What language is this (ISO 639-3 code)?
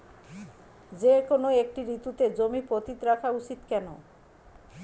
ben